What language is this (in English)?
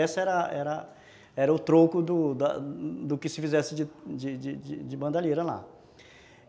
Portuguese